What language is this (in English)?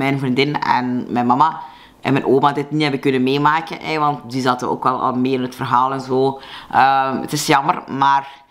Dutch